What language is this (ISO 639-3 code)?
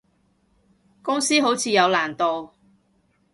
yue